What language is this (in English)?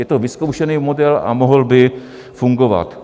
Czech